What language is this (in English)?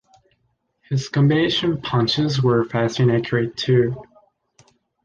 English